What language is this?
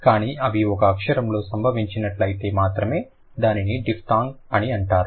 Telugu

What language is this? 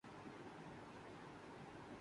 Urdu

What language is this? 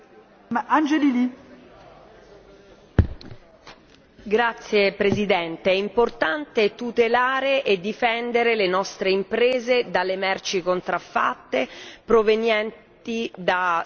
Italian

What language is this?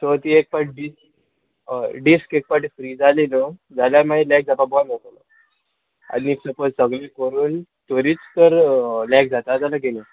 Konkani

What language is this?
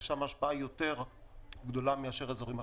Hebrew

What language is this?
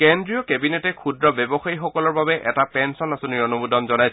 Assamese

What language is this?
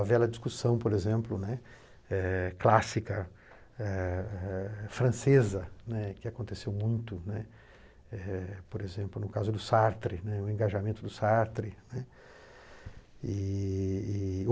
Portuguese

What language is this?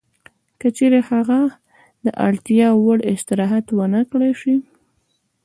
Pashto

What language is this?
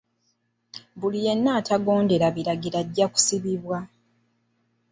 Ganda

